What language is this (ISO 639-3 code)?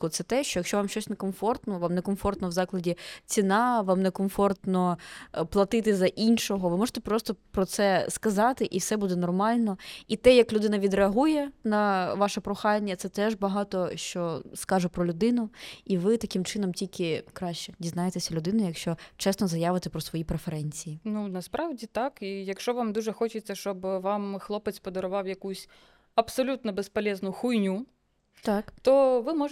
ukr